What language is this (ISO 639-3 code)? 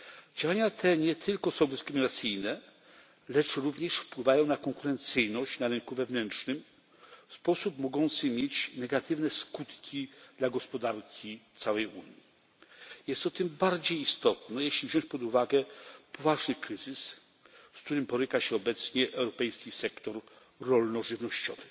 pol